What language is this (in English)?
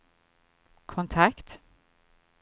Swedish